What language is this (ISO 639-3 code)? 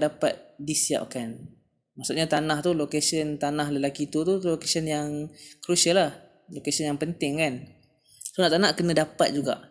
msa